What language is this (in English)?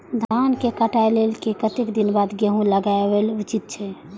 Maithili